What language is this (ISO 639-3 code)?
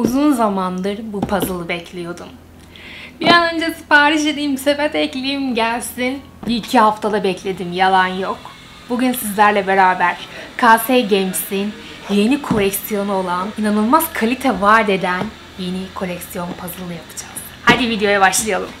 tur